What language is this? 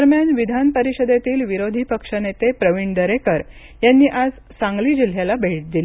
Marathi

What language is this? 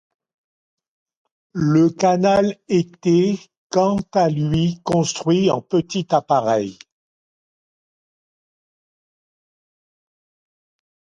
French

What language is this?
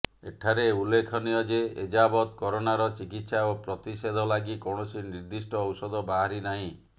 Odia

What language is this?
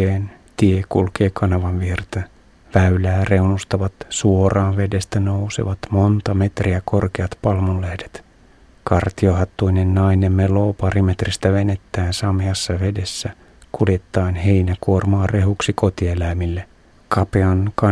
Finnish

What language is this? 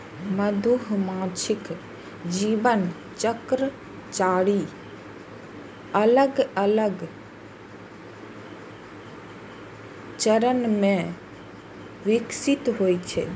Maithili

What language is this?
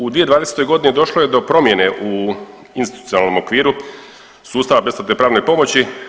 Croatian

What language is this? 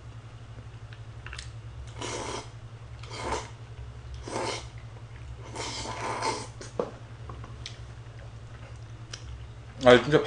Korean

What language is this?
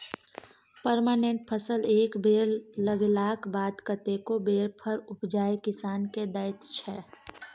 Maithili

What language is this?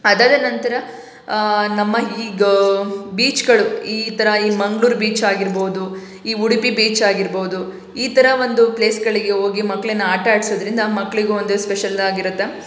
Kannada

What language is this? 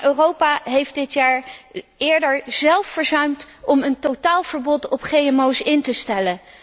Dutch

